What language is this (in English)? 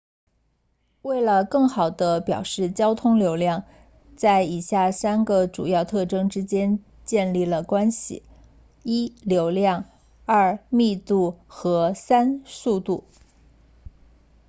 Chinese